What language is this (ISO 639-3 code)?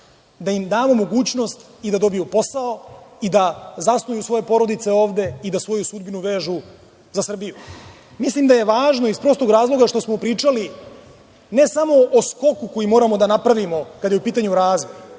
srp